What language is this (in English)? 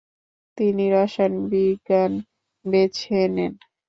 Bangla